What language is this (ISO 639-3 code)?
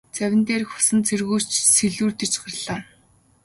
mon